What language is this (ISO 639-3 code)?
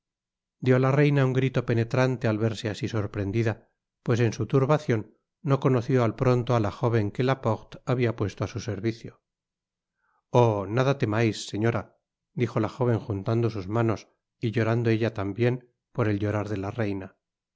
spa